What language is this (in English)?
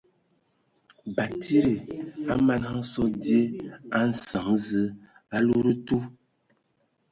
Ewondo